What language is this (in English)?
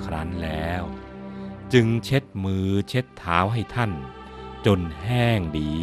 Thai